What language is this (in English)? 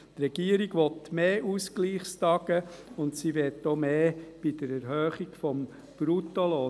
Swiss German